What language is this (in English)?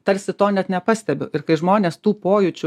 Lithuanian